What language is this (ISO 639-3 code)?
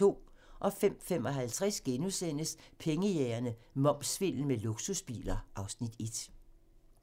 dan